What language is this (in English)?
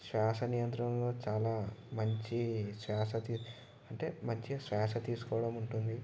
Telugu